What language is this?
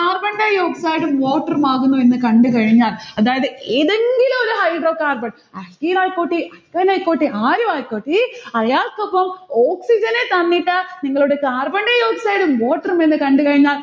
Malayalam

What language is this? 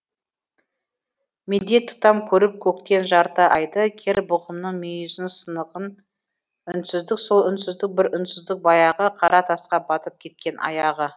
Kazakh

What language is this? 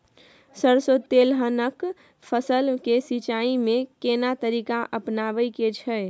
Maithili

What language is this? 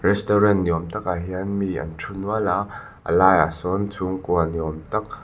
Mizo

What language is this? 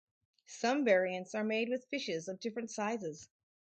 English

